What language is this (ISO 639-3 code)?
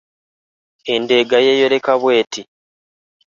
lug